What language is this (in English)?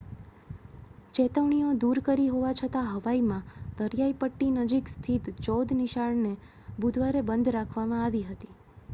Gujarati